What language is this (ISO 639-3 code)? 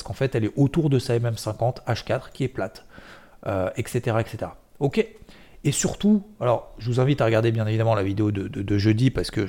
fra